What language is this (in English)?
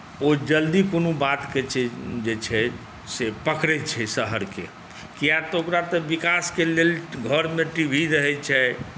Maithili